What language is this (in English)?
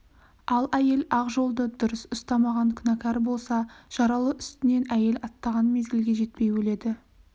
Kazakh